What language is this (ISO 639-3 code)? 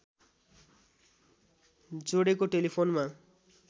nep